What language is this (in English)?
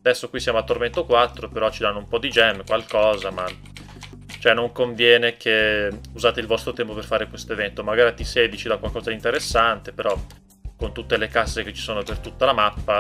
Italian